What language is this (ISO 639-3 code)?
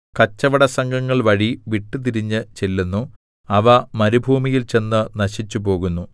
mal